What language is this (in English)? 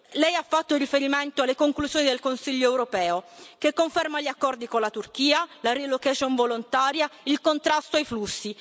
Italian